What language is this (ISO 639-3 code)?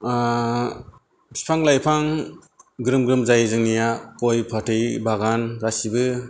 brx